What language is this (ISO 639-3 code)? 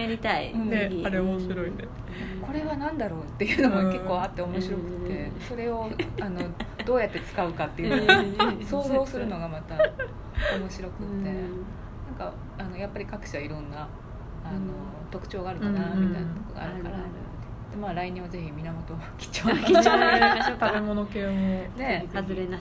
jpn